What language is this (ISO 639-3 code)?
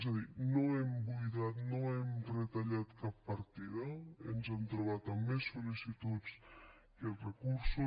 cat